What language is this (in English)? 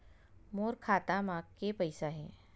Chhattisgarhi